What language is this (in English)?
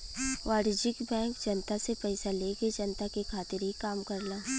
Bhojpuri